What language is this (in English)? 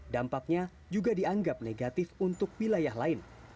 Indonesian